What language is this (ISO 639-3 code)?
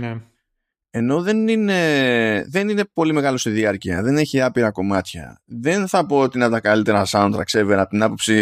ell